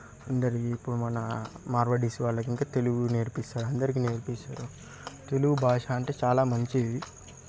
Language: Telugu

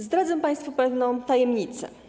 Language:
Polish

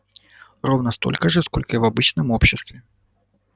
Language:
Russian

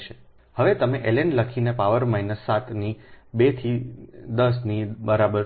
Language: Gujarati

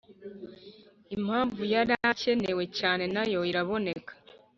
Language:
Kinyarwanda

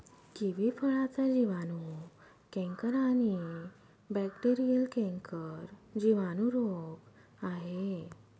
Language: Marathi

